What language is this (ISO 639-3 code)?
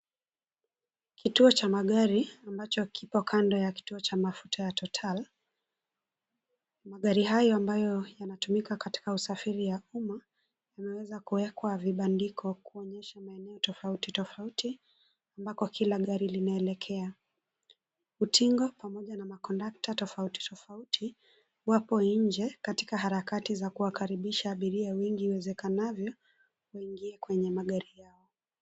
swa